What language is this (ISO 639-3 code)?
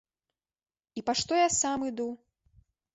bel